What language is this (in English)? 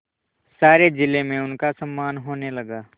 Hindi